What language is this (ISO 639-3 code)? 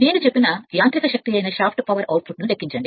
tel